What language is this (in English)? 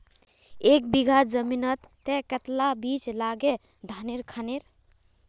Magahi